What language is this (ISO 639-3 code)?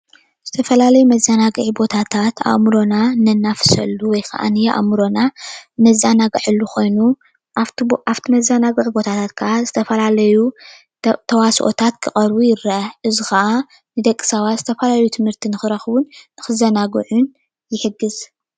tir